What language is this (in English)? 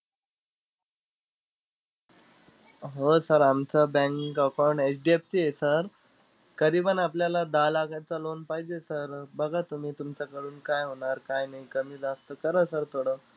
Marathi